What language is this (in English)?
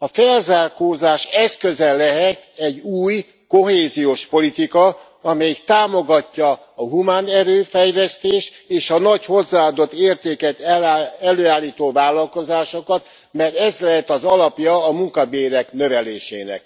Hungarian